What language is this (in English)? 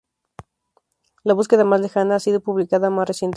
Spanish